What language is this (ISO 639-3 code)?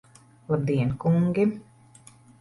lav